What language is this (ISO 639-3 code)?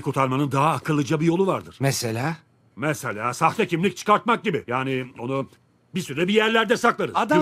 tur